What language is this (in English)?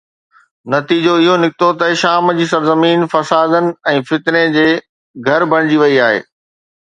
Sindhi